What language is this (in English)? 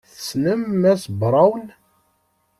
Kabyle